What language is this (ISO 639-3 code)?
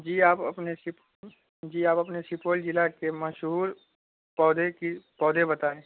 urd